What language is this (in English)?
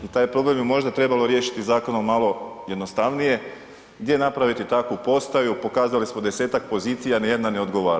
Croatian